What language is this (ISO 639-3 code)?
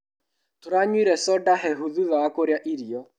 kik